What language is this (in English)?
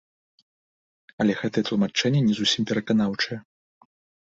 Belarusian